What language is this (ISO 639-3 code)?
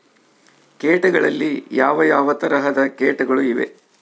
kan